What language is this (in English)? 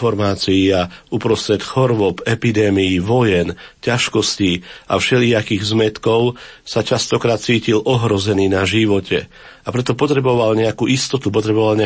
Slovak